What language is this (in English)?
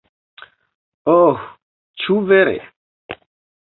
Esperanto